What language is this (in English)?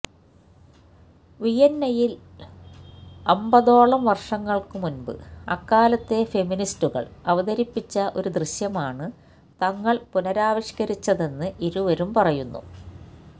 Malayalam